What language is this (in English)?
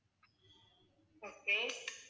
Tamil